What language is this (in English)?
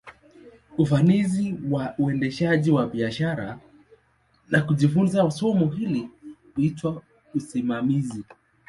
Swahili